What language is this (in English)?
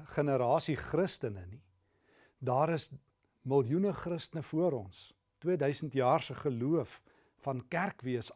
Dutch